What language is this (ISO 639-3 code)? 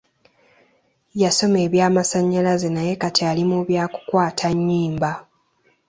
lug